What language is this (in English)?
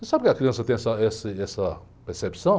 Portuguese